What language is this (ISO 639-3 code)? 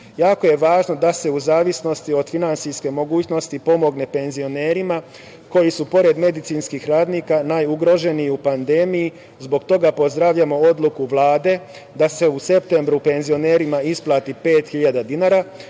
srp